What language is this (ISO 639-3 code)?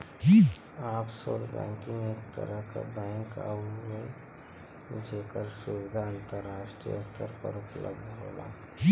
bho